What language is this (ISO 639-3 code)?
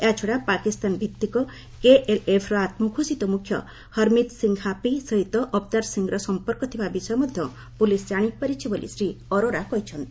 ori